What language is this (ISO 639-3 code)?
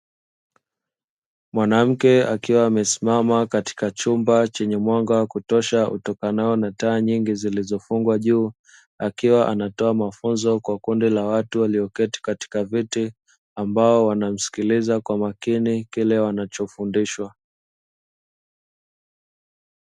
swa